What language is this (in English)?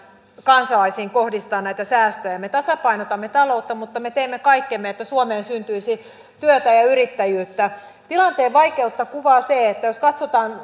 Finnish